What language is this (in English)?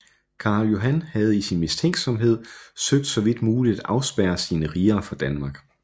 Danish